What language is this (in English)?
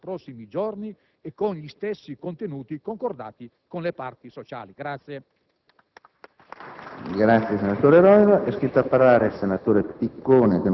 Italian